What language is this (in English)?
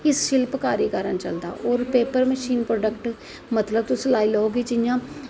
Dogri